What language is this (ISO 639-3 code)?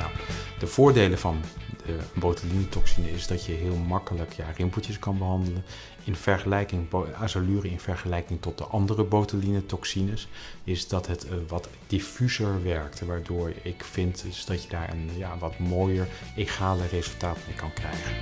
nld